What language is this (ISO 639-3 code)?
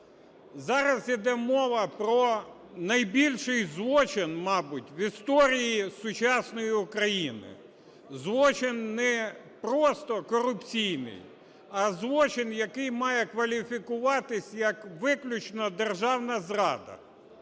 ukr